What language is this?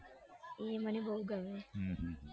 Gujarati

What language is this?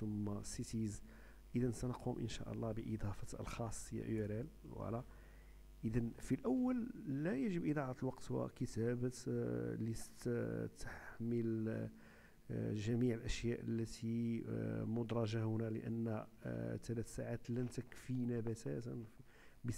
Arabic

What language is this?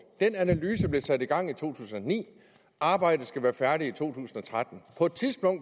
Danish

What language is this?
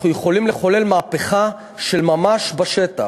Hebrew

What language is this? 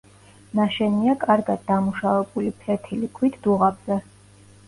Georgian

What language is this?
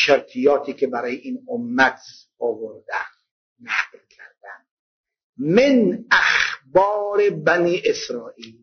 Persian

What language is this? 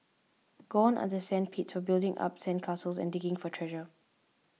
English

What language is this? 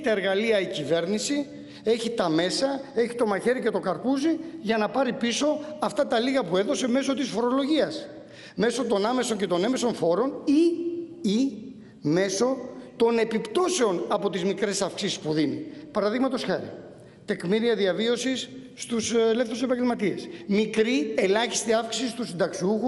Greek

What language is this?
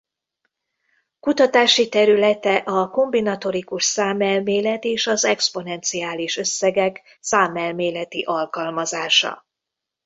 Hungarian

